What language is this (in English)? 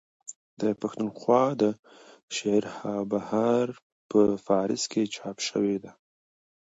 Pashto